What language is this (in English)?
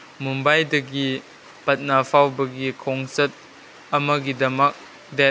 Manipuri